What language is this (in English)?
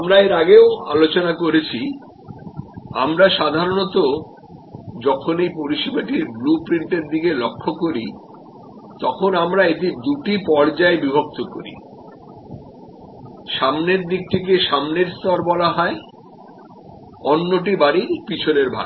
Bangla